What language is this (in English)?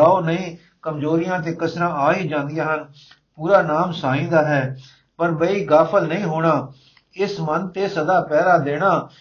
Punjabi